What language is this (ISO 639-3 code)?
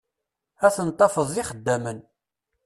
kab